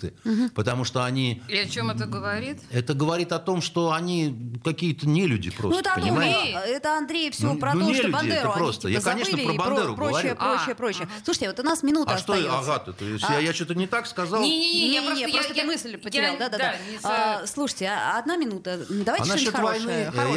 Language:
Russian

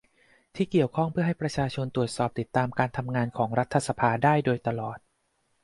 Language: Thai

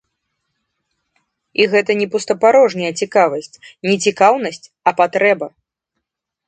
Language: Belarusian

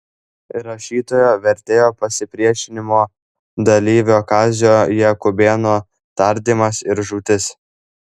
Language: Lithuanian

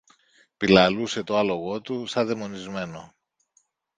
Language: Greek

